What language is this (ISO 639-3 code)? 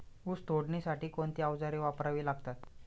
mar